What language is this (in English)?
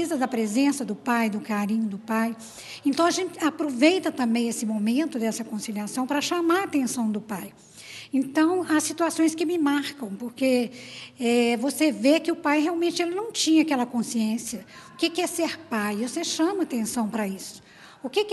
Portuguese